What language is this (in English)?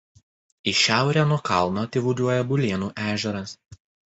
Lithuanian